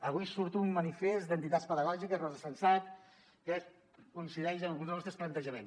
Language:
Catalan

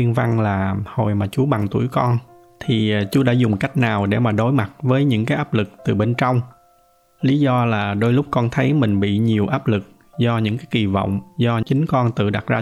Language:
Vietnamese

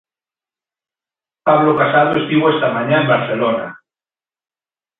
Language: Galician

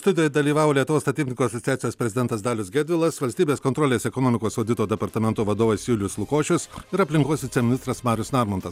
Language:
Lithuanian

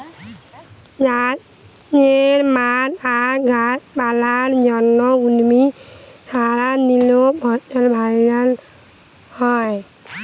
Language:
Bangla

